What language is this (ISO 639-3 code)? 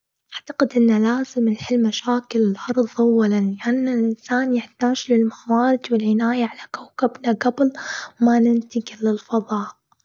afb